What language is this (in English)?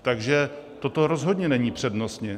Czech